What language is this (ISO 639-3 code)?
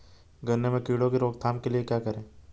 hin